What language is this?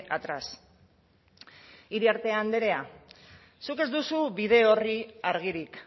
Basque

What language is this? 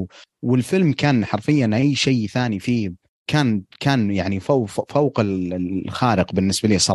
Arabic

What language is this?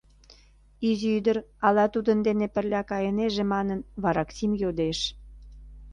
Mari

